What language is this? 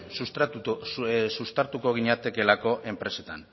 Basque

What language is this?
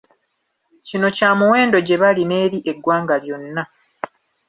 Ganda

